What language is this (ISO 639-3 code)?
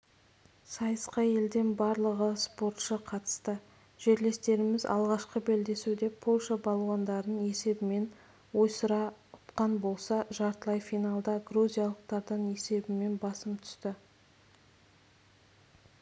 kaz